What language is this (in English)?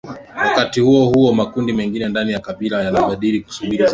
Swahili